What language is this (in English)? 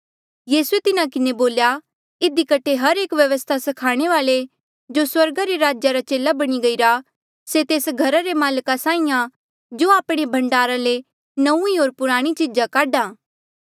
Mandeali